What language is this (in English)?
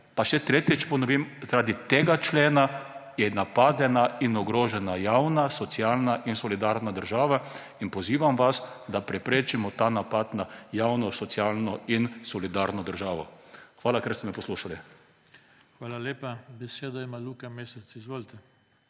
Slovenian